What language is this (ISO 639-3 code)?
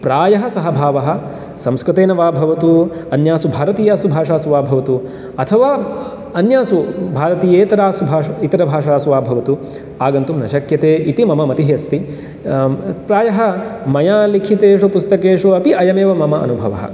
san